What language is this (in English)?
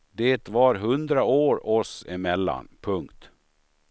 Swedish